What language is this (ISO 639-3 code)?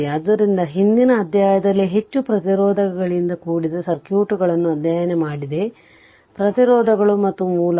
kan